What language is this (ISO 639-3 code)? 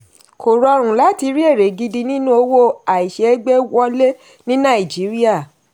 yor